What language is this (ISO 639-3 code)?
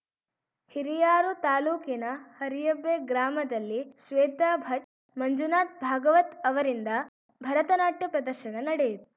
kan